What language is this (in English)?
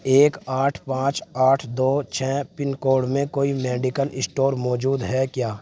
Urdu